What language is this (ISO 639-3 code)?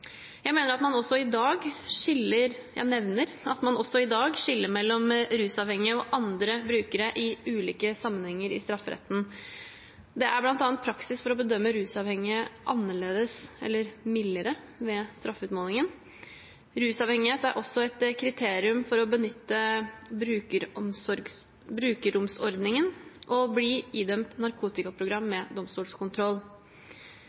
nob